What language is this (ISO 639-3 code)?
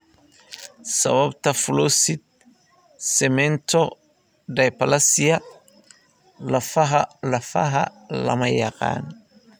som